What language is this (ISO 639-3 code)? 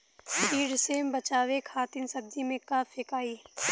bho